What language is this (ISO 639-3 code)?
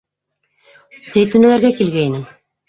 bak